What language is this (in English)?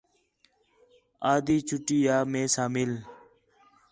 Khetrani